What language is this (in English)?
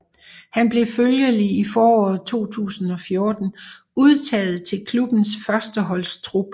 Danish